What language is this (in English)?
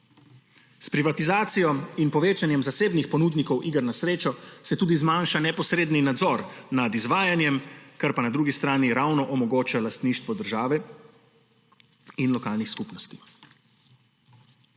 Slovenian